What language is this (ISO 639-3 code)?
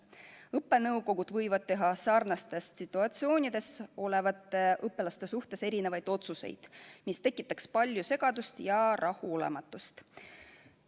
est